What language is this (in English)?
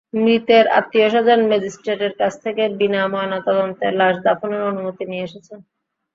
Bangla